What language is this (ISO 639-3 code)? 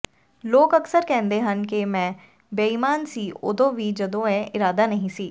pan